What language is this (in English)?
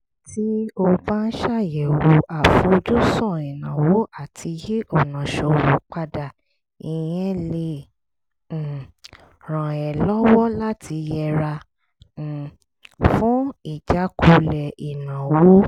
Yoruba